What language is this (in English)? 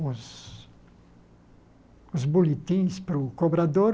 Portuguese